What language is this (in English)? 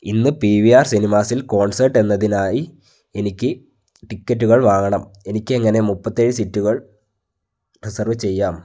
Malayalam